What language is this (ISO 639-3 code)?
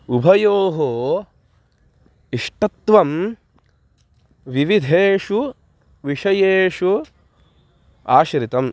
san